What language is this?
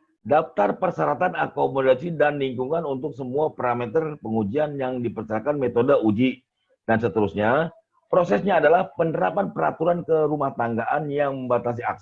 Indonesian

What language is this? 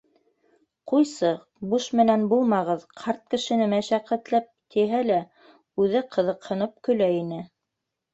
Bashkir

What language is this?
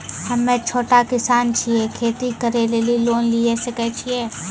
Maithili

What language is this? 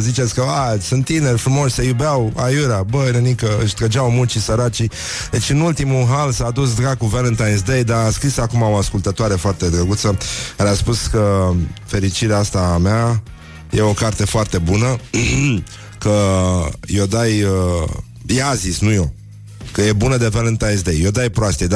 Romanian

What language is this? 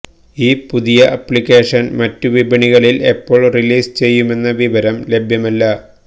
Malayalam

